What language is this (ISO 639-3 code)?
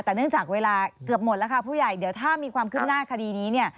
tha